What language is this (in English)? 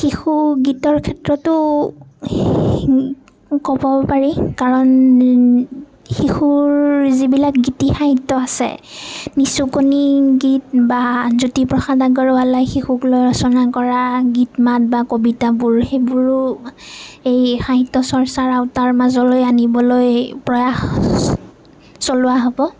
Assamese